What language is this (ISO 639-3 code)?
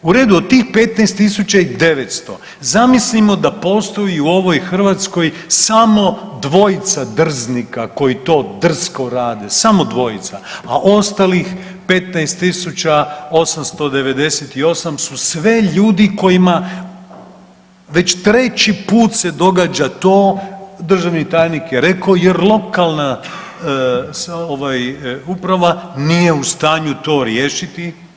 hrv